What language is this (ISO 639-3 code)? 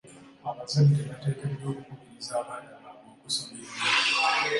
lug